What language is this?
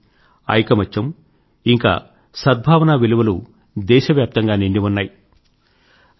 Telugu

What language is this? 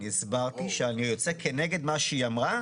Hebrew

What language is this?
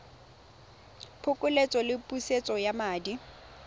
Tswana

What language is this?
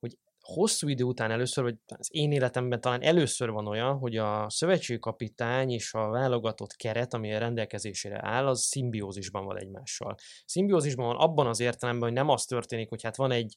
Hungarian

